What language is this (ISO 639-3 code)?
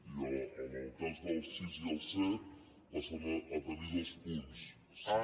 cat